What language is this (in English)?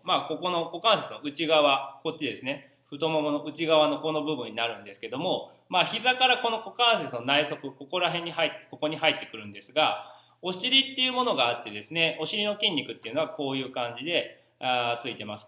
Japanese